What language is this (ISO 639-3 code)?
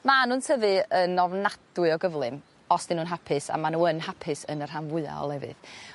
cym